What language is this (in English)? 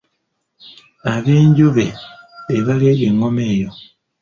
Ganda